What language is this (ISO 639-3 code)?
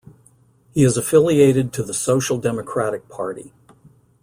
eng